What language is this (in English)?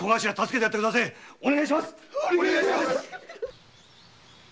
Japanese